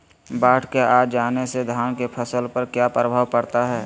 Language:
Magahi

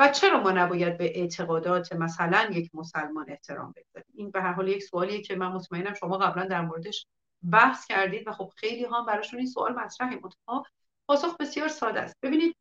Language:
Persian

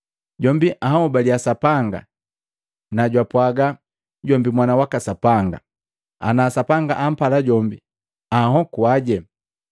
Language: Matengo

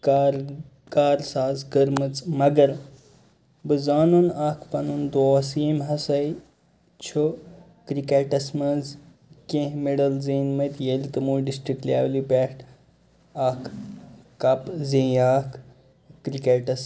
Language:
Kashmiri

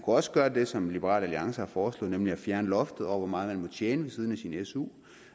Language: Danish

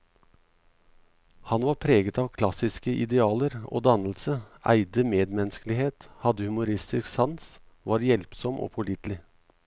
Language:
Norwegian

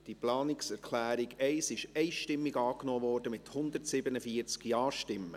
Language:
Swiss German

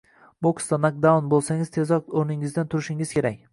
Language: Uzbek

